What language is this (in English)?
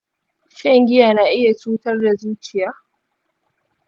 Hausa